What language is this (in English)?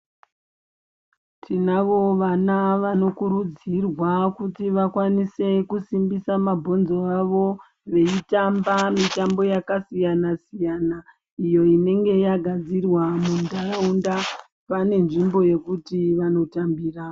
Ndau